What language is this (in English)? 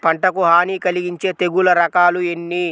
Telugu